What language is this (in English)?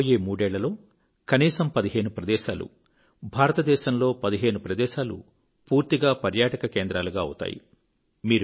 Telugu